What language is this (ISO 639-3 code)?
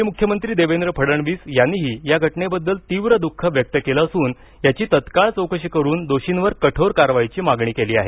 mar